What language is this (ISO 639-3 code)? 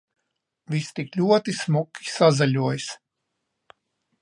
lav